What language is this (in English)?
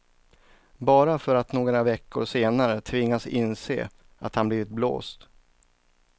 Swedish